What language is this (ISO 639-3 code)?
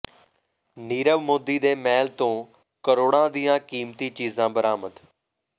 pan